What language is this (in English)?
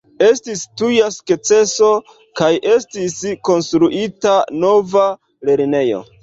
Esperanto